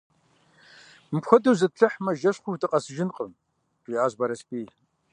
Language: Kabardian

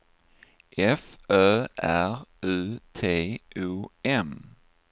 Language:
Swedish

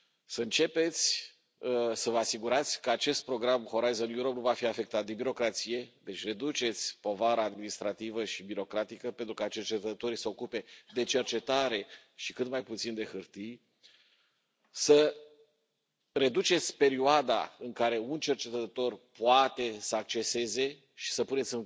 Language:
Romanian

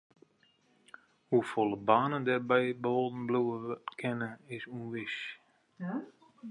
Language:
Western Frisian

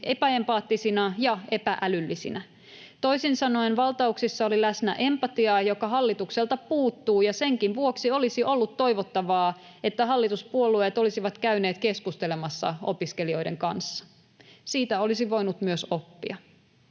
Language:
Finnish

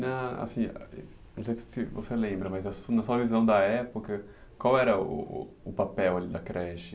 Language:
Portuguese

